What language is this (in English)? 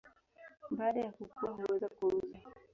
Swahili